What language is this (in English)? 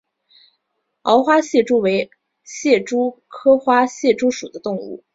Chinese